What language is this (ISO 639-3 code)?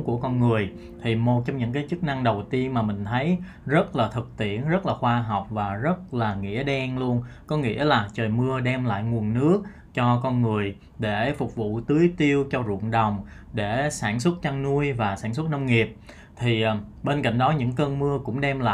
vie